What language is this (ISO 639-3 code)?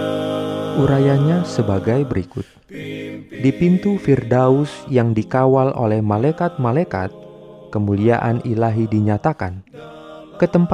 ind